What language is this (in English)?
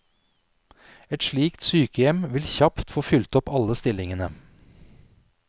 Norwegian